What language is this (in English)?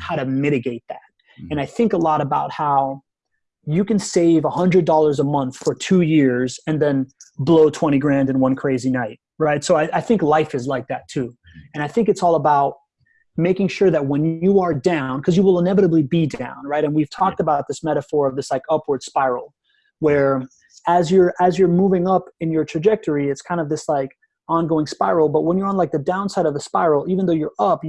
English